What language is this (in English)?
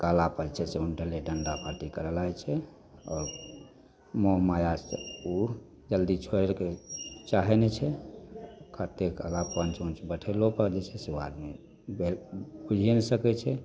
Maithili